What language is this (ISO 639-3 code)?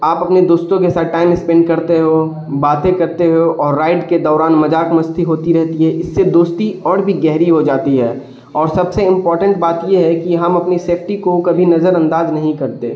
urd